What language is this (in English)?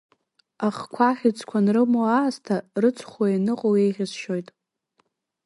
Abkhazian